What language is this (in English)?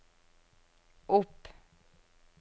Norwegian